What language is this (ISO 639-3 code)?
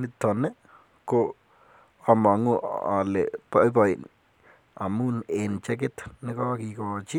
kln